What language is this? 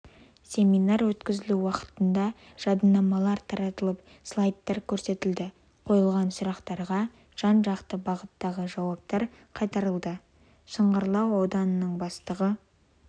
Kazakh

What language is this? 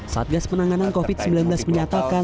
Indonesian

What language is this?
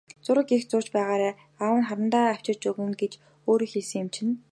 Mongolian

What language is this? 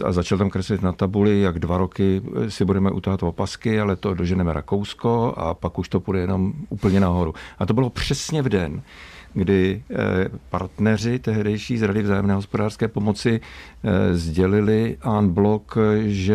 Czech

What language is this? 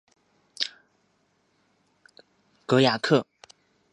Chinese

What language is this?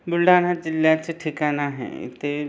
Marathi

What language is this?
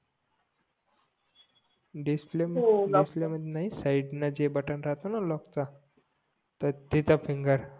Marathi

